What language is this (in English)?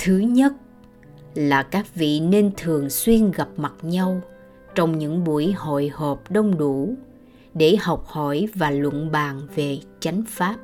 Vietnamese